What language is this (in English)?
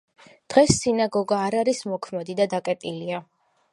Georgian